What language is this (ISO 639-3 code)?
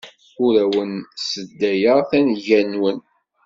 kab